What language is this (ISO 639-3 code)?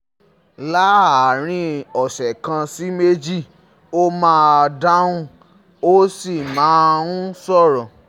yor